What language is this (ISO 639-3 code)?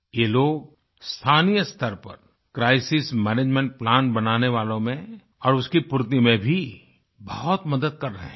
hin